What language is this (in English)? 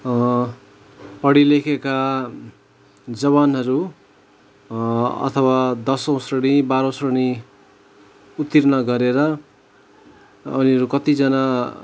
Nepali